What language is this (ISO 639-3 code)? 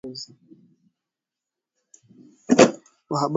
swa